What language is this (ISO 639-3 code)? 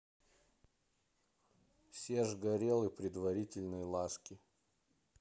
rus